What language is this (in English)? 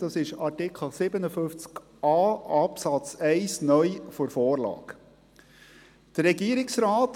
Swiss German